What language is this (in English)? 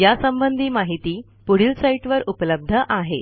Marathi